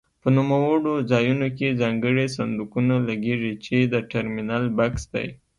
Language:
Pashto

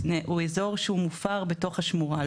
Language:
Hebrew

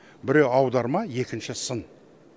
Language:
Kazakh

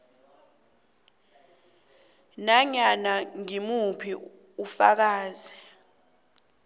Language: South Ndebele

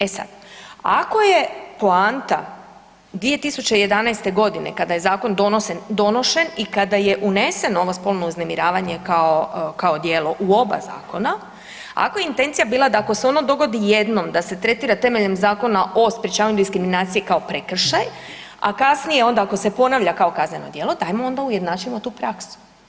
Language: Croatian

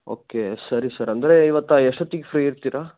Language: Kannada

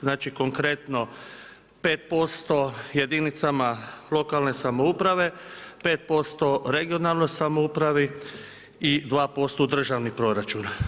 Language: Croatian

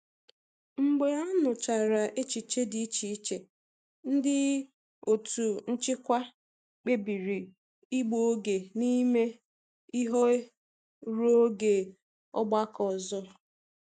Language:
Igbo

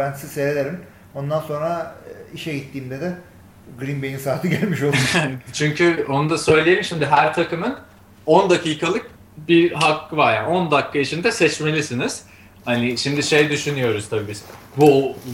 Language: Turkish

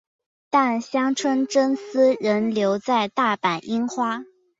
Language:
Chinese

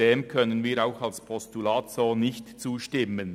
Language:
Swiss German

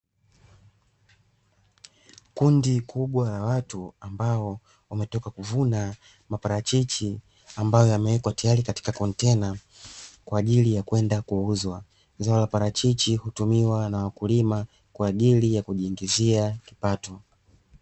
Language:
Swahili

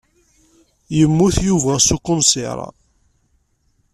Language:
Kabyle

